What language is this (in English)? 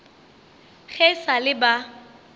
Northern Sotho